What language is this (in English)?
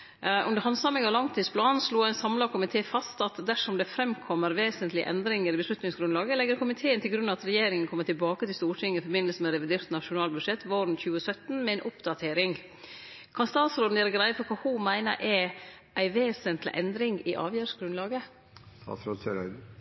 Norwegian Nynorsk